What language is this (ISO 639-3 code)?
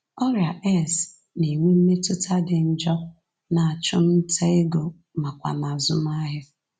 ibo